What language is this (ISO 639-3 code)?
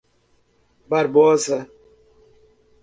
por